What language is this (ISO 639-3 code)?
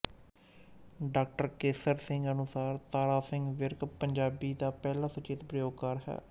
pan